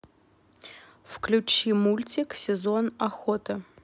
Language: Russian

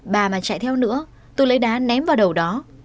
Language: Vietnamese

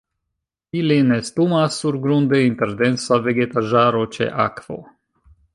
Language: Esperanto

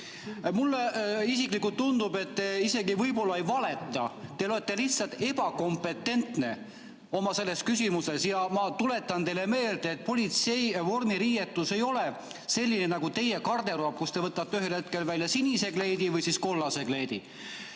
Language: Estonian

